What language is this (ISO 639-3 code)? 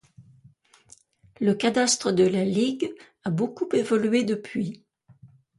fra